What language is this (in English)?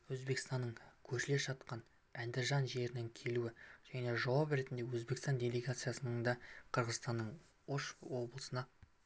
Kazakh